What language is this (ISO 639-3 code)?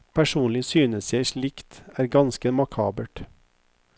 nor